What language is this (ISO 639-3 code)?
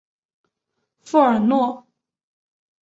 zho